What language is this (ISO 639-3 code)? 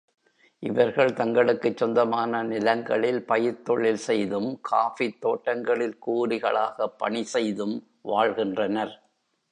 tam